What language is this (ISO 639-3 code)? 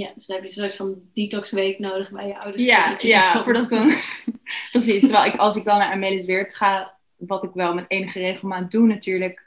nld